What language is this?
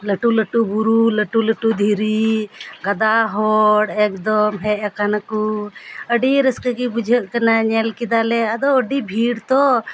Santali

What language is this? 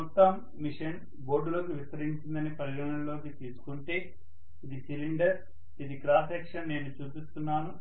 Telugu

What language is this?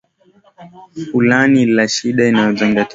Swahili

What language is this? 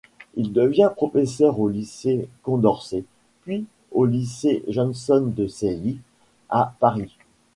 French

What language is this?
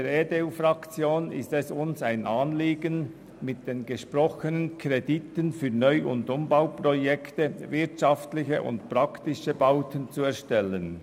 Swiss German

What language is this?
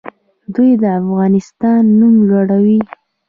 Pashto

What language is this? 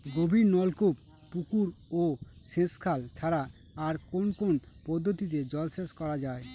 Bangla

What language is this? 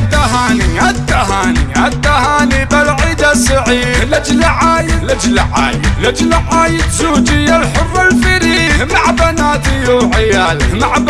Arabic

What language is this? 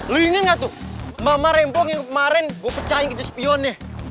Indonesian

